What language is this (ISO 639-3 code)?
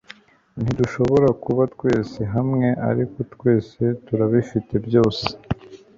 kin